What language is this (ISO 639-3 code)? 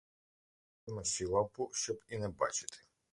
ukr